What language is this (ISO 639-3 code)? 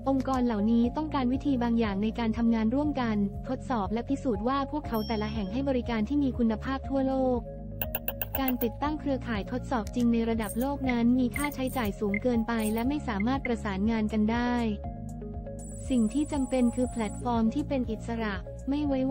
tha